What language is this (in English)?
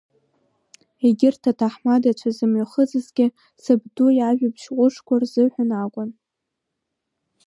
Abkhazian